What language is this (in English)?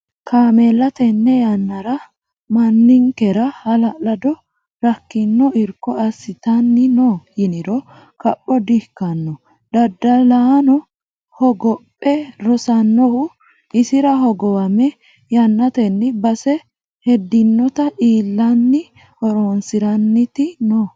Sidamo